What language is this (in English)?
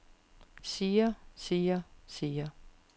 Danish